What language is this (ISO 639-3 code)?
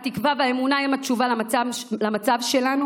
heb